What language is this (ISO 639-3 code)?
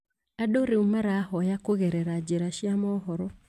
kik